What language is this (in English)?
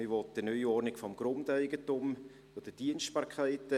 Swiss German